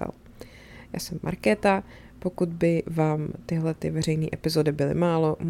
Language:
Czech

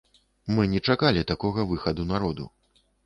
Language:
Belarusian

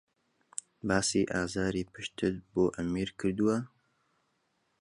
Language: Central Kurdish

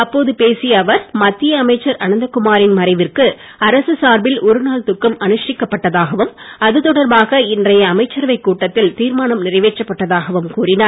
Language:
Tamil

